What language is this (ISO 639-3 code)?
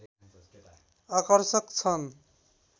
nep